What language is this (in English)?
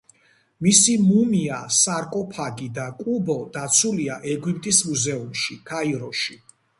Georgian